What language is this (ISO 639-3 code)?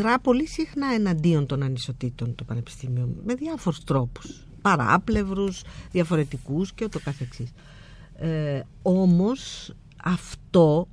ell